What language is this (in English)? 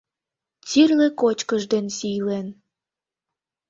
Mari